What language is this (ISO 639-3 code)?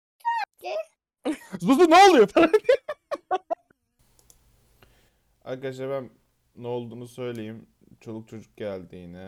tur